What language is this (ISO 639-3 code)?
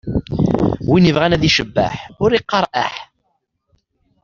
kab